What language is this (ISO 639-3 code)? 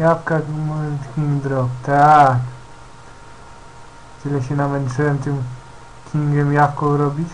pol